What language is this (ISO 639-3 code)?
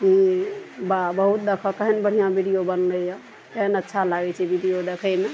mai